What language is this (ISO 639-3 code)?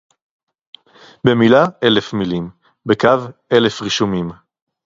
heb